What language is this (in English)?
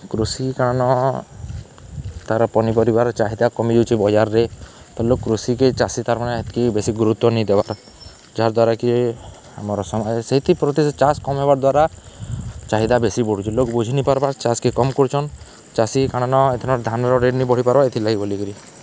Odia